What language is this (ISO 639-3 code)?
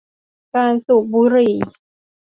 tha